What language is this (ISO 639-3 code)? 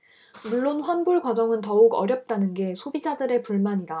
kor